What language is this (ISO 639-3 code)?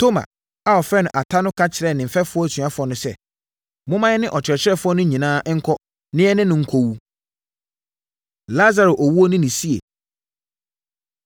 aka